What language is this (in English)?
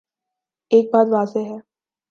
Urdu